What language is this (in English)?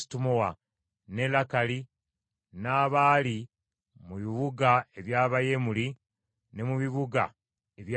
Ganda